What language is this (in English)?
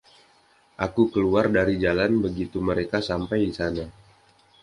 Indonesian